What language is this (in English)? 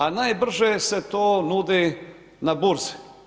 Croatian